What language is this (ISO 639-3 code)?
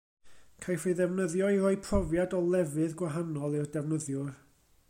cym